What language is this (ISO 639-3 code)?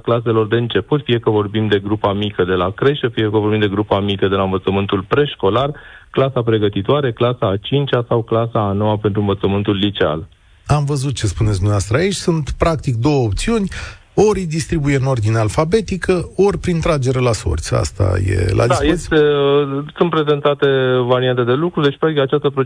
ron